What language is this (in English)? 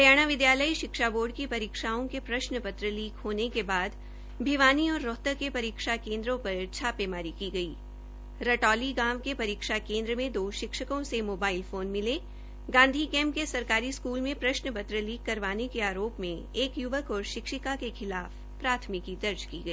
Hindi